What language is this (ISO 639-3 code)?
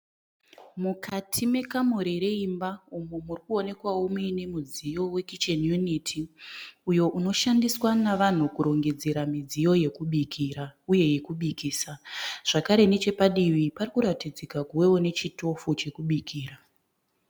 sna